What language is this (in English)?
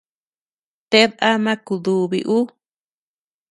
Tepeuxila Cuicatec